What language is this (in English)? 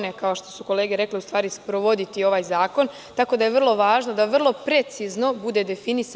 Serbian